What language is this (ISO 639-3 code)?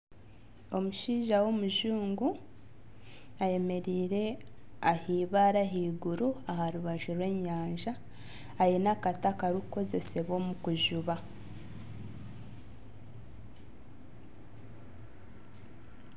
nyn